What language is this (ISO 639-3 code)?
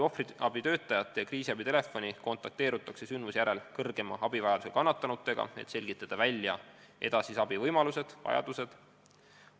est